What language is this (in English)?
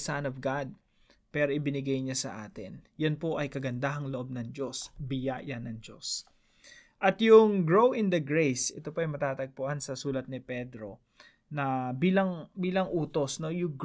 Filipino